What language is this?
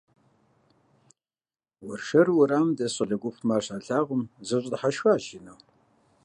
Kabardian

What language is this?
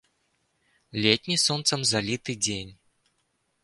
Belarusian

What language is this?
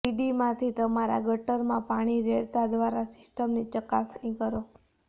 Gujarati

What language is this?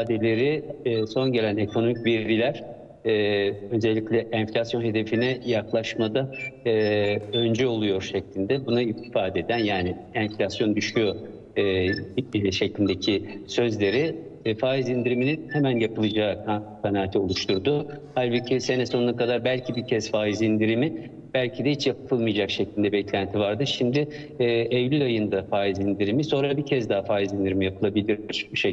Turkish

